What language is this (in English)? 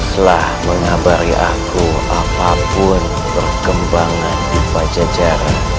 Indonesian